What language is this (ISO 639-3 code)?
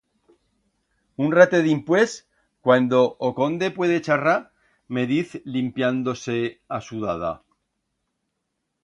arg